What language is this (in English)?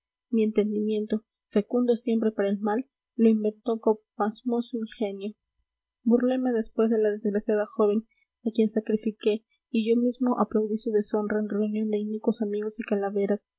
Spanish